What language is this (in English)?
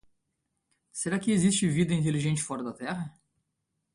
Portuguese